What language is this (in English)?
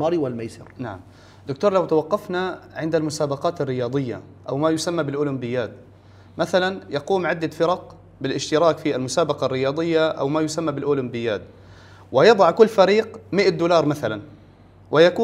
Arabic